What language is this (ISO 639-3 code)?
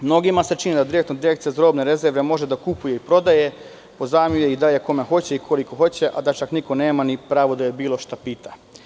srp